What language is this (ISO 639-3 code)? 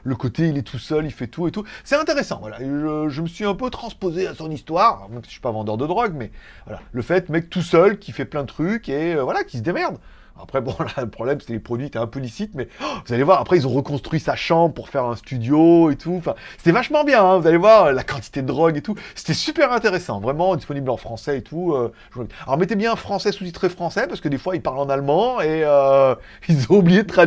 fra